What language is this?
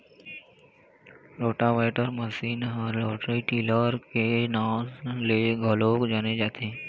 Chhattisgarhi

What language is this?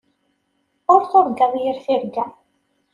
Kabyle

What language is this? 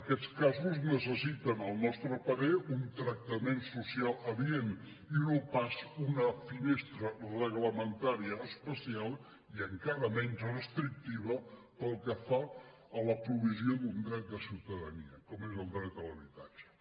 Catalan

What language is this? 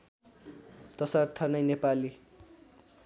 Nepali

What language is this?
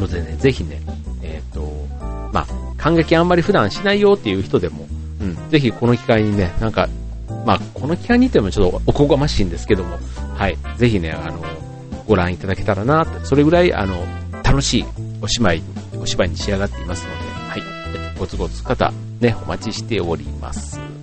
Japanese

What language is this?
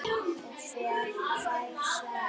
Icelandic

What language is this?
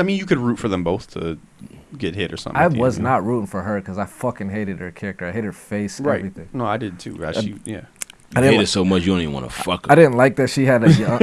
English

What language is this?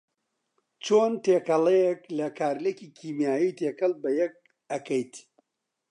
Central Kurdish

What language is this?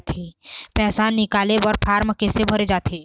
Chhattisgarhi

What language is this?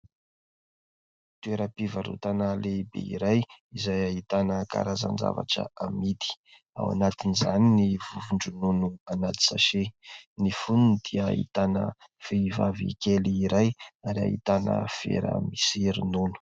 Malagasy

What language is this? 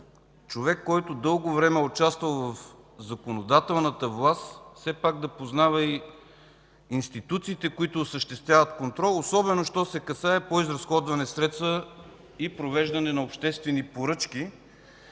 Bulgarian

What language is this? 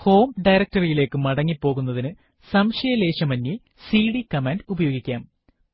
Malayalam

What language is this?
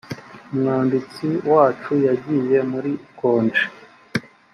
Kinyarwanda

